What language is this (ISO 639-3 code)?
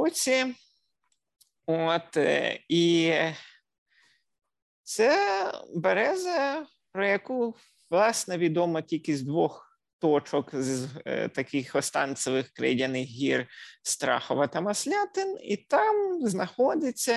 ukr